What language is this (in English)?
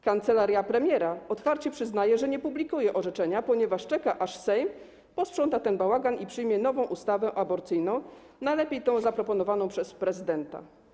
Polish